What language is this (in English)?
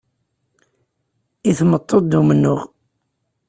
Kabyle